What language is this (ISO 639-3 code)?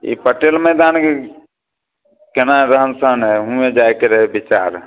mai